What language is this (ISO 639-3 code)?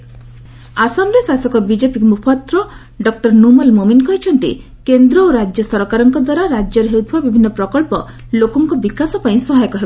ori